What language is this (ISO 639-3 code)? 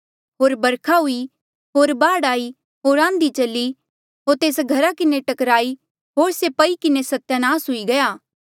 mjl